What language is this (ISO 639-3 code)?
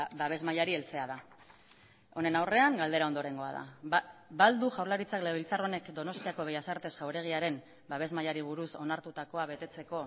eus